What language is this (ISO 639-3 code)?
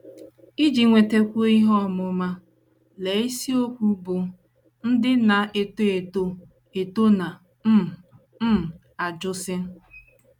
ibo